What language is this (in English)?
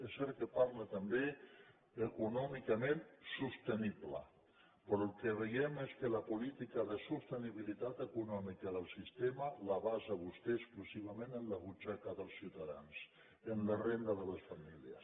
Catalan